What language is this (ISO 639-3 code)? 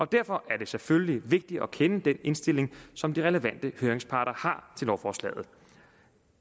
dan